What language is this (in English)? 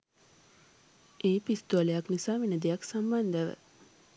Sinhala